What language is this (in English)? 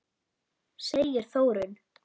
Icelandic